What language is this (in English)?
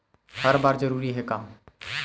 Chhattisgarhi